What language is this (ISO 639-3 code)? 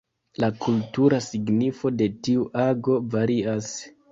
epo